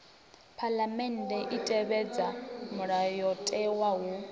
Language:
Venda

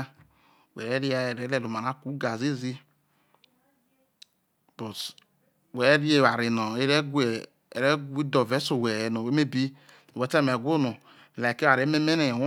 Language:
Isoko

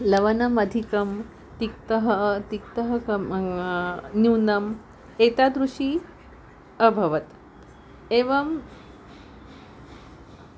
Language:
Sanskrit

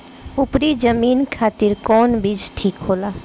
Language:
Bhojpuri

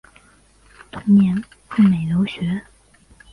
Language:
Chinese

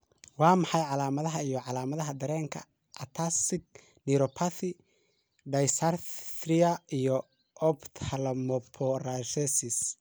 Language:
Somali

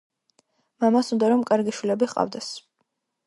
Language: Georgian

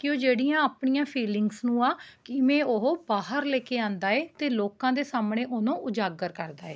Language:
Punjabi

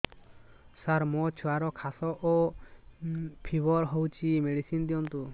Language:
Odia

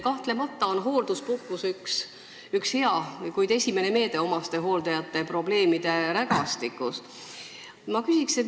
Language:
Estonian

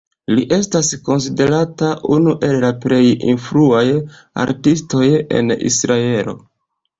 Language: Esperanto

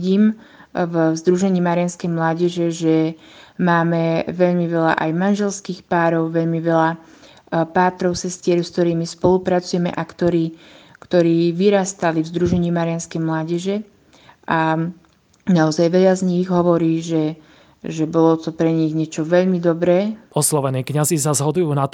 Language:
Slovak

